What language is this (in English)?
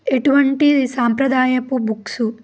Telugu